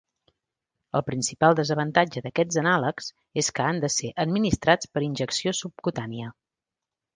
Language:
Catalan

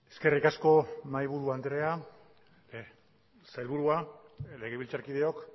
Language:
Basque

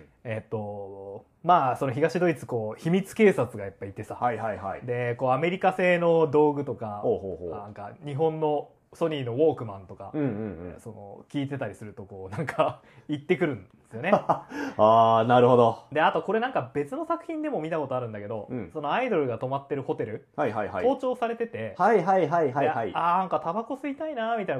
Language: Japanese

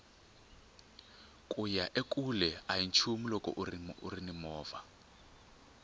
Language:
Tsonga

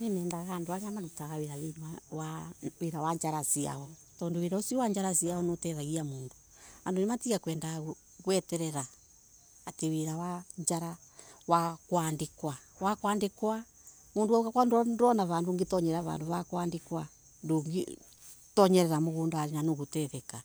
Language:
Embu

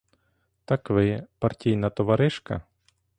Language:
Ukrainian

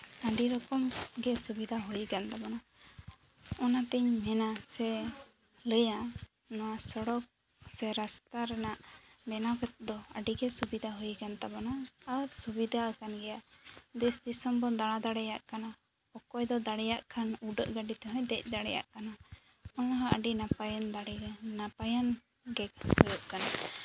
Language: Santali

